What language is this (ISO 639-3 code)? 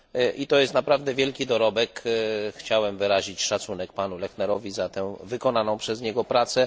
pol